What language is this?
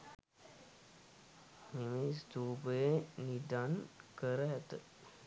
Sinhala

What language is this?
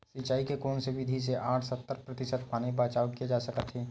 Chhattisgarhi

